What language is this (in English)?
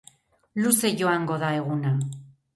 Basque